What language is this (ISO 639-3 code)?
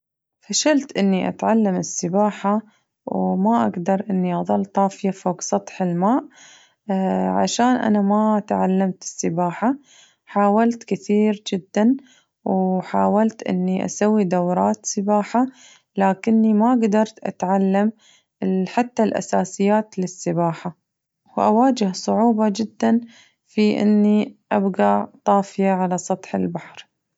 ars